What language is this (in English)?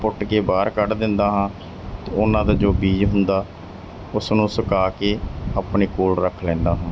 Punjabi